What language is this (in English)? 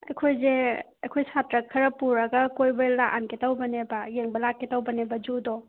Manipuri